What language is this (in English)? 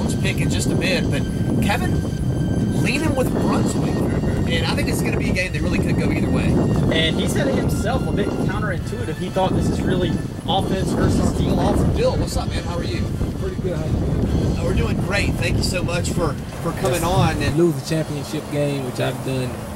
English